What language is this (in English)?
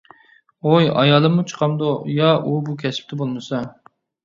Uyghur